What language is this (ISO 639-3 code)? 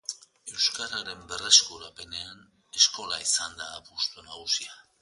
eus